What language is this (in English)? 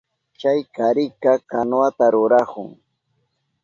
Southern Pastaza Quechua